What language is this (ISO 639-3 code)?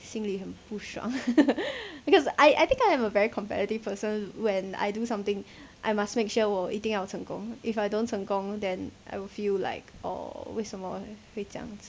eng